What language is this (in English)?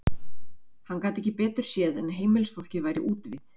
Icelandic